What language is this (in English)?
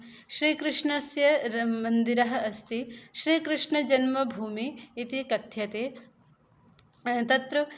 Sanskrit